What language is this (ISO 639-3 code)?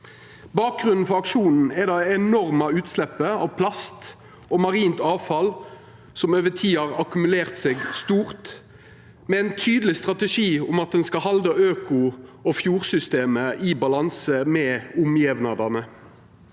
nor